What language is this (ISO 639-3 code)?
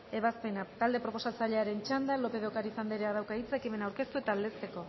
eus